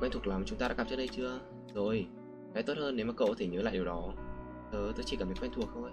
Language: Vietnamese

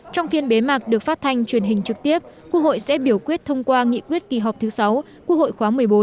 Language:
Vietnamese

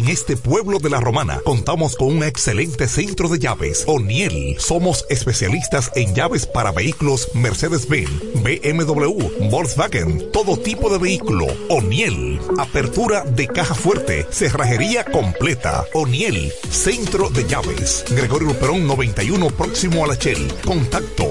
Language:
Spanish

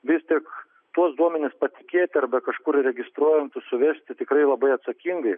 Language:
Lithuanian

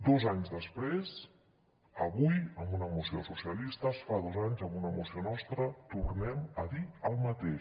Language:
Catalan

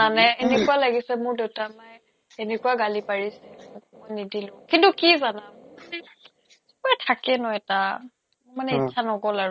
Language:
Assamese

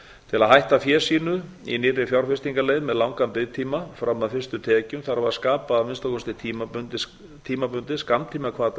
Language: Icelandic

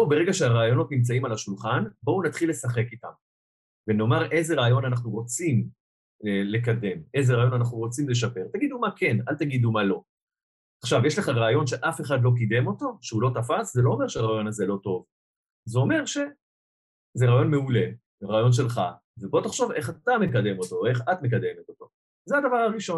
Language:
Hebrew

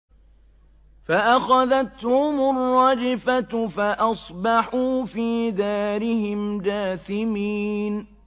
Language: Arabic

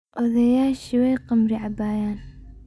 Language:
Somali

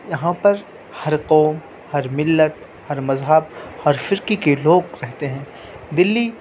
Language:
Urdu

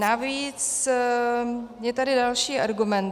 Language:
Czech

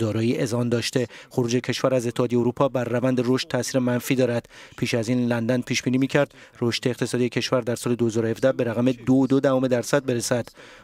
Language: Persian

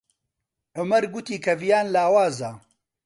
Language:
Central Kurdish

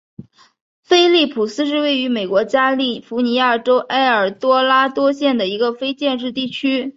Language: Chinese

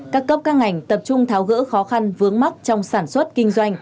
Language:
Vietnamese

